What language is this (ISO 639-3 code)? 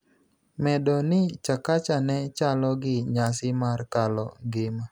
luo